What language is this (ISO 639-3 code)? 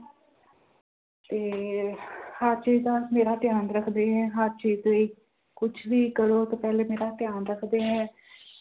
pan